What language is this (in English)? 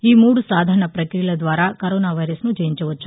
Telugu